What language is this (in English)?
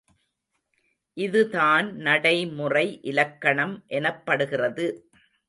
Tamil